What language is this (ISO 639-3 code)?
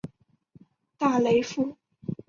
zho